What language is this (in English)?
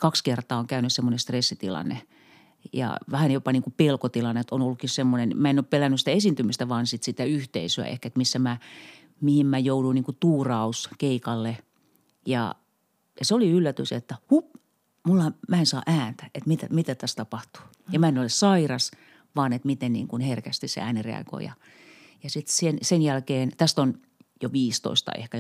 Finnish